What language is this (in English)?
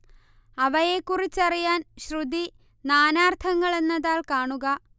Malayalam